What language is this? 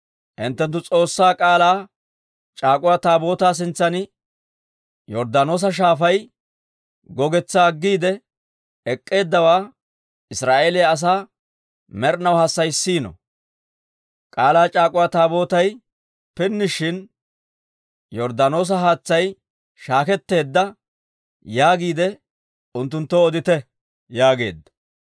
Dawro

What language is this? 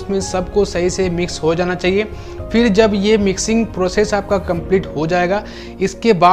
Hindi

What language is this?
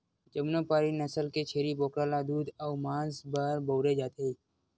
Chhattisgarhi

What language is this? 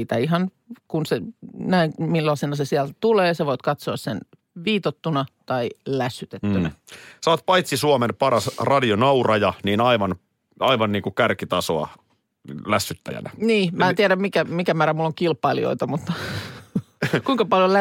Finnish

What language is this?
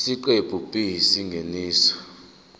Zulu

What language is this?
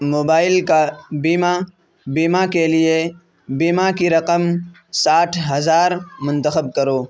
Urdu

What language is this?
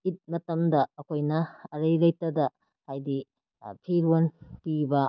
Manipuri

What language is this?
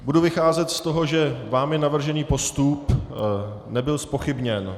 Czech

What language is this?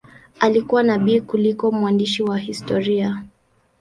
Swahili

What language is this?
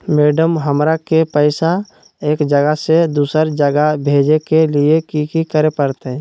Magahi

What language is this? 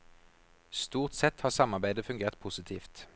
Norwegian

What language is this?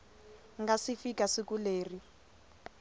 Tsonga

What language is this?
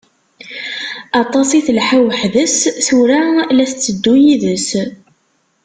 Kabyle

